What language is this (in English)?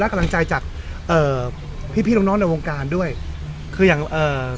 Thai